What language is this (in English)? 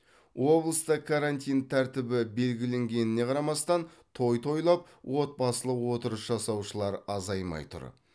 Kazakh